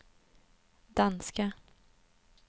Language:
Swedish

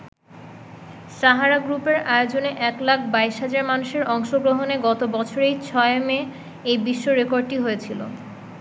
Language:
Bangla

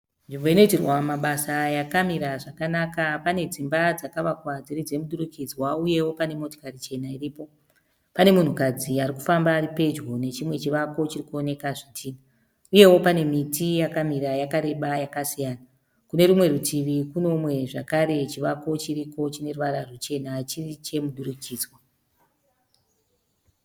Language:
Shona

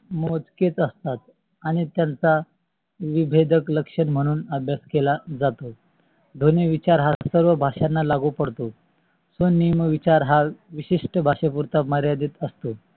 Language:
Marathi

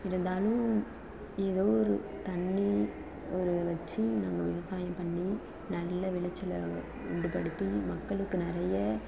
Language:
Tamil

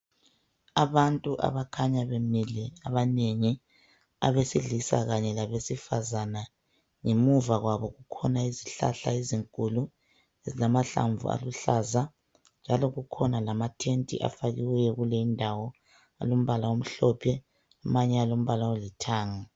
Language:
North Ndebele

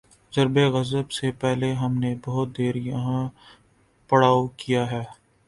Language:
Urdu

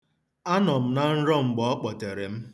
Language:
Igbo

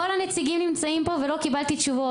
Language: Hebrew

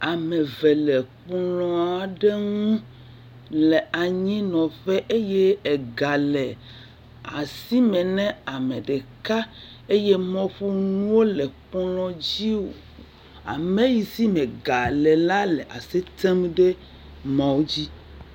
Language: Ewe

